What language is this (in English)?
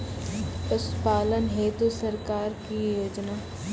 Maithili